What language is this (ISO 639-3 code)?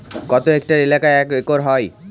ben